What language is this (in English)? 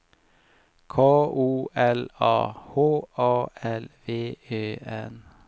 Swedish